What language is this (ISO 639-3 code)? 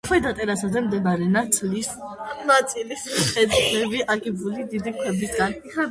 kat